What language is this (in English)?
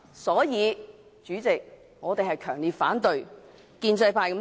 Cantonese